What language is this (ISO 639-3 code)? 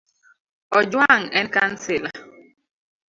luo